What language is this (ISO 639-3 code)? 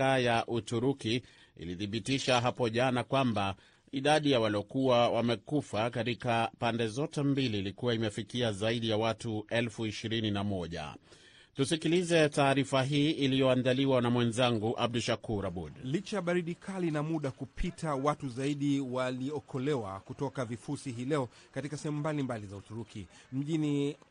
swa